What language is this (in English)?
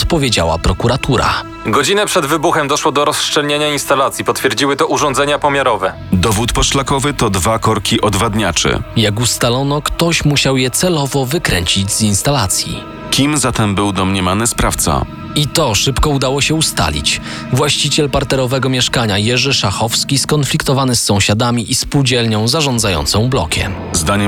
Polish